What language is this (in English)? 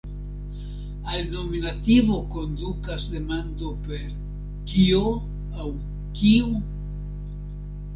Esperanto